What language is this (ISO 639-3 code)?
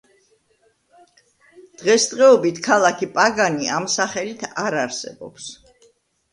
kat